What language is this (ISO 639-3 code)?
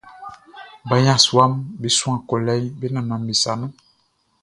bci